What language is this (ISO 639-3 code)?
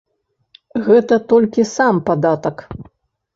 bel